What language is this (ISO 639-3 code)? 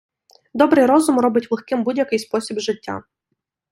ukr